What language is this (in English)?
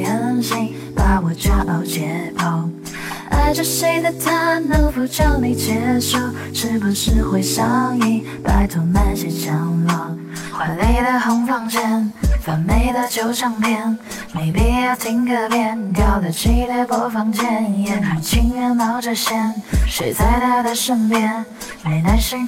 Chinese